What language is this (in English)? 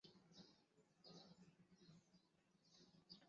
Chinese